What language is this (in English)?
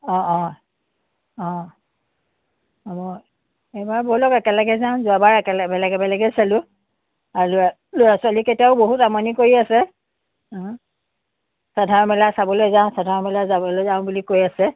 Assamese